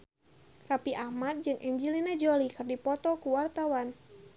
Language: Sundanese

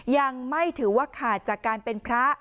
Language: Thai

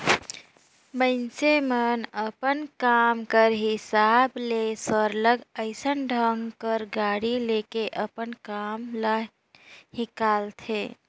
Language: Chhattisgarhi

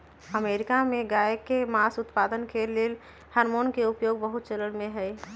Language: Magahi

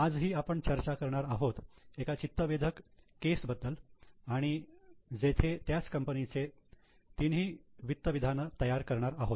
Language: Marathi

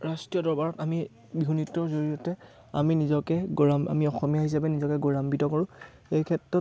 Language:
Assamese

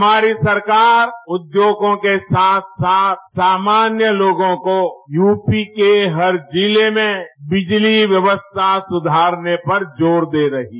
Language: Hindi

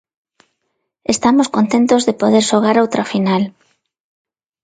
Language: Galician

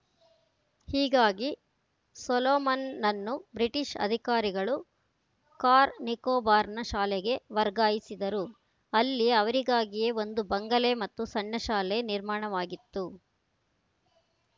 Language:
Kannada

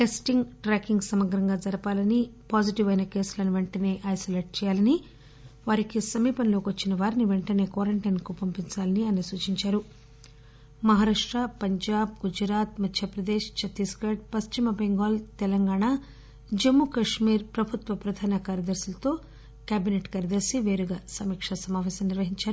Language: Telugu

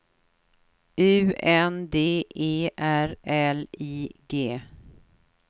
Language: Swedish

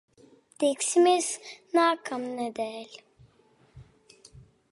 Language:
Latvian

